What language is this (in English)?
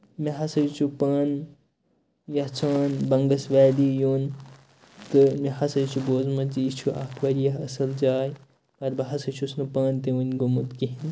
Kashmiri